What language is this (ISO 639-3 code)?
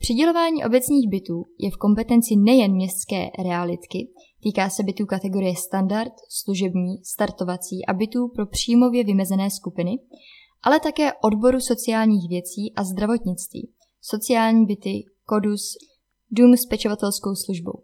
ces